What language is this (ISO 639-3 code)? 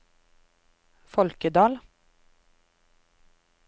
nor